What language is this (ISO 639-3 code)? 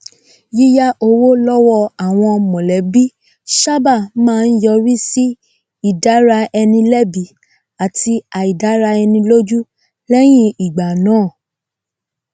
yor